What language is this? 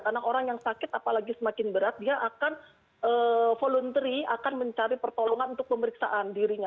Indonesian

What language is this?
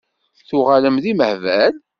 Kabyle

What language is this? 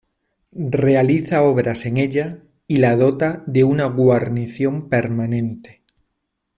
Spanish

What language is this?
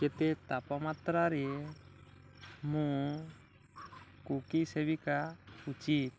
Odia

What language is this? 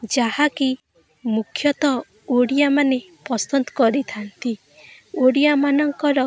Odia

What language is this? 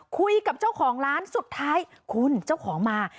Thai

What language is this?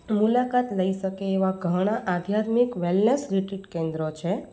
Gujarati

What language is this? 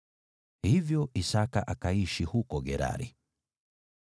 Swahili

